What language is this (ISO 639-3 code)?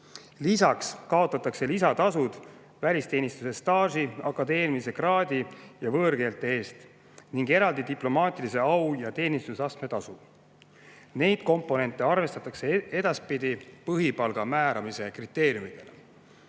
est